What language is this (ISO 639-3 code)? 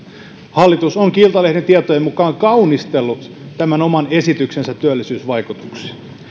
fin